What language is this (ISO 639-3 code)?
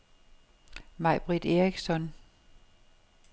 dan